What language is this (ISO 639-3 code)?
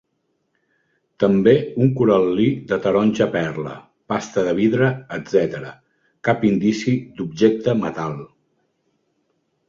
cat